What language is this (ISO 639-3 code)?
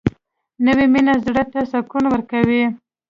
pus